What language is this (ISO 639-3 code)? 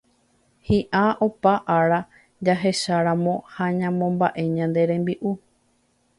grn